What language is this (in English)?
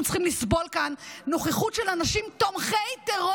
Hebrew